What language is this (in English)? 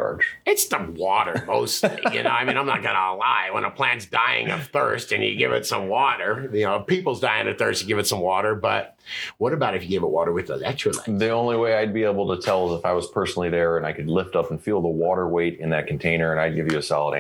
English